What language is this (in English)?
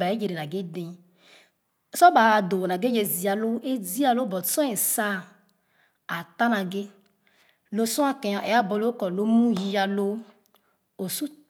Khana